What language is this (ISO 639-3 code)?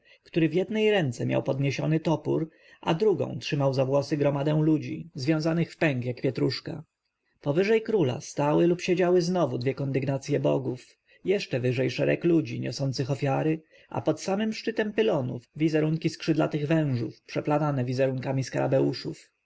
pol